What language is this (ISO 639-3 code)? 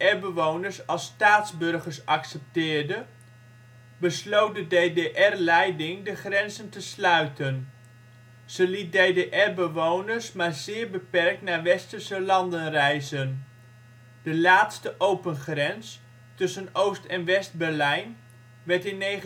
nld